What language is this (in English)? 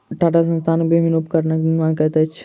Maithili